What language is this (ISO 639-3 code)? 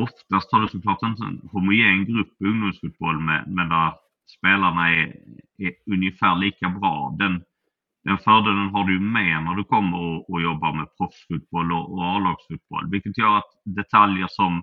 swe